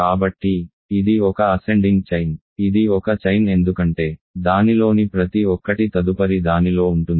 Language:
Telugu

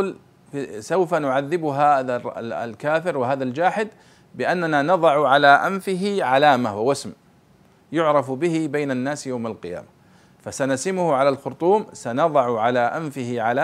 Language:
Arabic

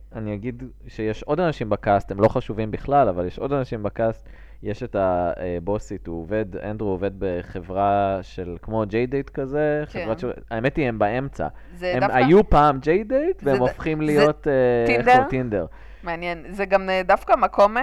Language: Hebrew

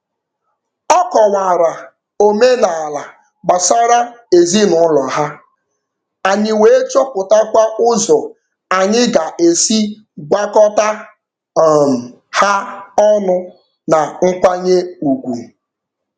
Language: Igbo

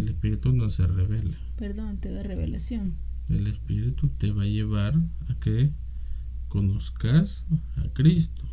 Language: Spanish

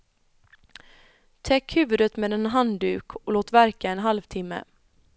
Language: Swedish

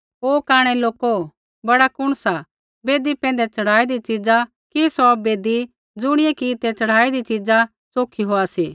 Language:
Kullu Pahari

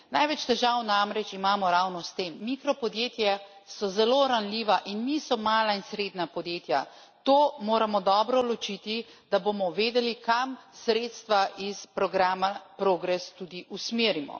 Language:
Slovenian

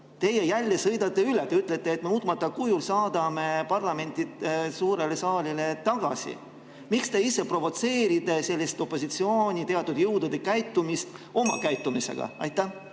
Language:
Estonian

